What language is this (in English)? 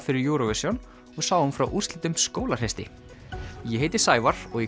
Icelandic